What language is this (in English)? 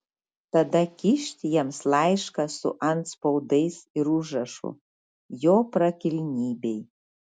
Lithuanian